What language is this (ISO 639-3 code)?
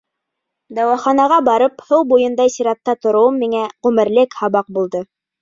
bak